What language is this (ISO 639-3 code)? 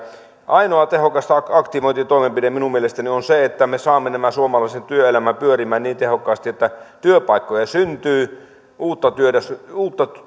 fin